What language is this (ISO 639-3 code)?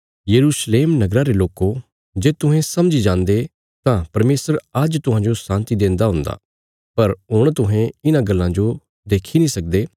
kfs